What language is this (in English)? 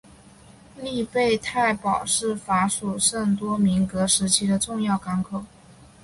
Chinese